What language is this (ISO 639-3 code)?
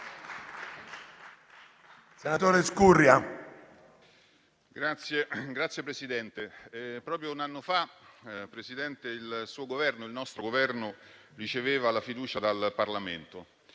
ita